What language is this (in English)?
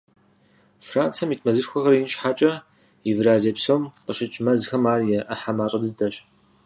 Kabardian